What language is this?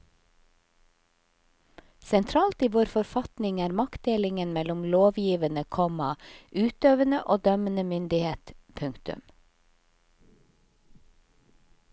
Norwegian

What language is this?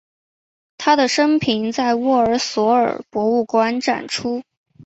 Chinese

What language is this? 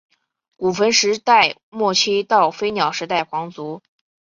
Chinese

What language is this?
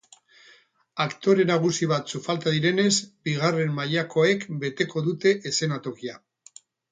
Basque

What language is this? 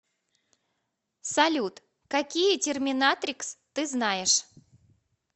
Russian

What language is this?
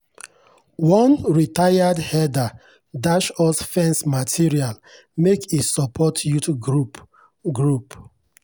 Nigerian Pidgin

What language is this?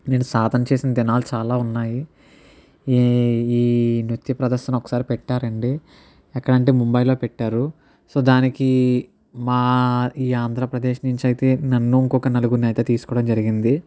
Telugu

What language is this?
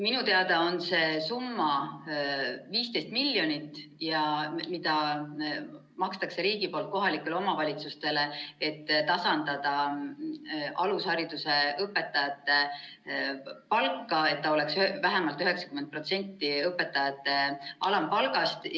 Estonian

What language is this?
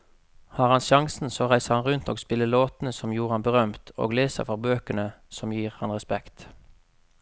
Norwegian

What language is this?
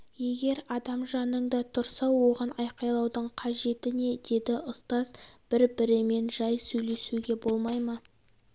Kazakh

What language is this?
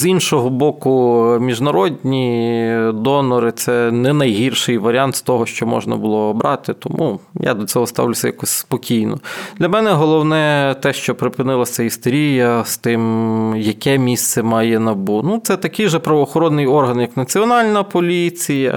Ukrainian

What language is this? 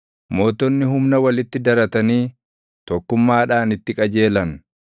Oromo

